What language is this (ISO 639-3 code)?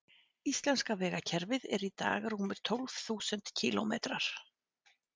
isl